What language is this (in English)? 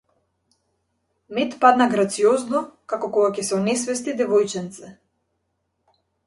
Macedonian